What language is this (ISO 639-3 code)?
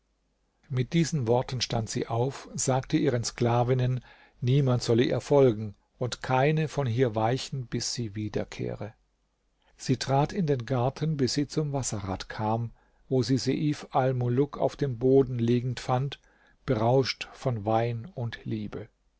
deu